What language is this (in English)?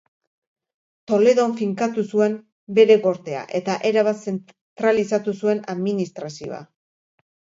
Basque